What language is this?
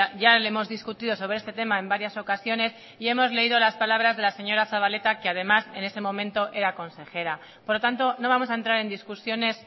Spanish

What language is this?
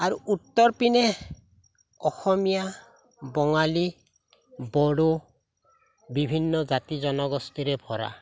Assamese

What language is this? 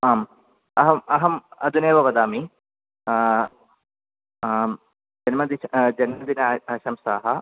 Sanskrit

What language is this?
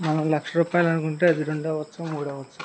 Telugu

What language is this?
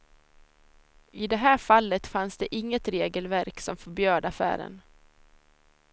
Swedish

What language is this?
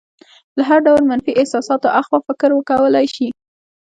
Pashto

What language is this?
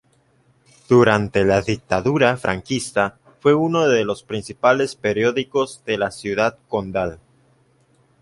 Spanish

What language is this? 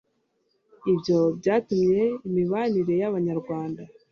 Kinyarwanda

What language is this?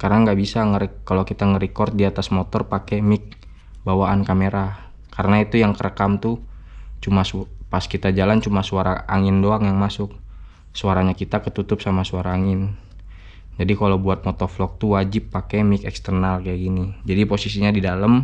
Indonesian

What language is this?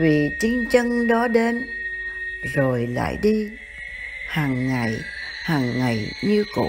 Vietnamese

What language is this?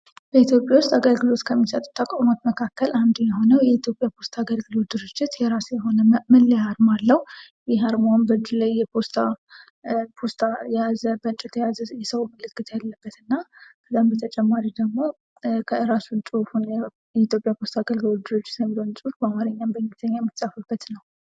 Amharic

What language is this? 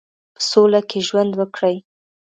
Pashto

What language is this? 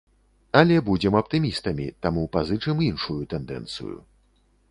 Belarusian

